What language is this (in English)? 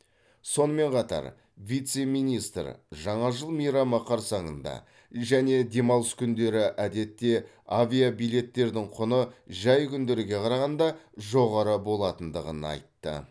Kazakh